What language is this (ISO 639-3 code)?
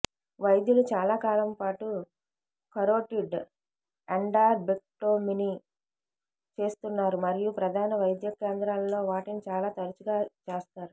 tel